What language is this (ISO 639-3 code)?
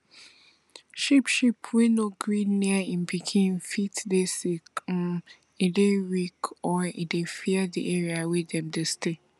pcm